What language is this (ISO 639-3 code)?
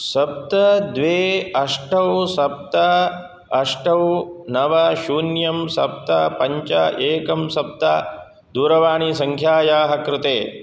san